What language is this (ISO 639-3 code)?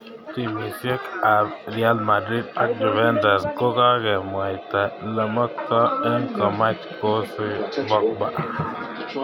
kln